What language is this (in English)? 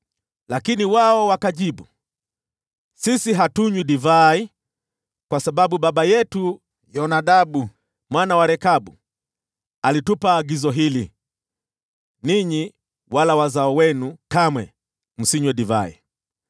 Swahili